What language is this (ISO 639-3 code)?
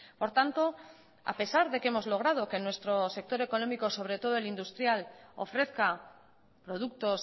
spa